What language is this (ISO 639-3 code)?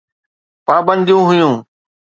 snd